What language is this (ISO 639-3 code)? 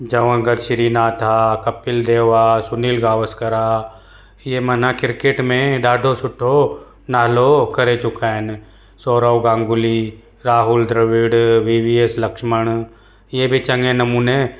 snd